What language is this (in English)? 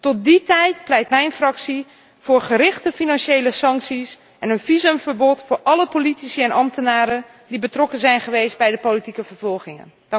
Dutch